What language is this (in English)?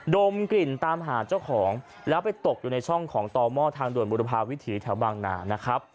Thai